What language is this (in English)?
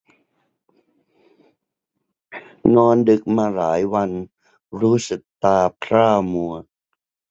Thai